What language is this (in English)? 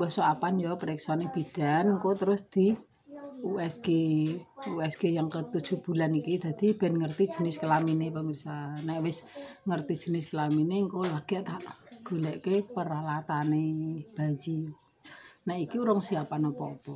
Indonesian